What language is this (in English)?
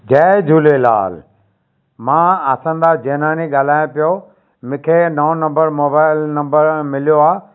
Sindhi